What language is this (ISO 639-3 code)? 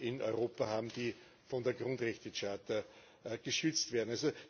deu